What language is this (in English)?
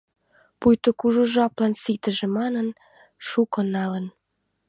Mari